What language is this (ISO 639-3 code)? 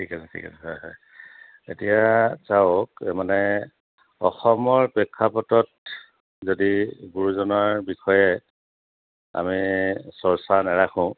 asm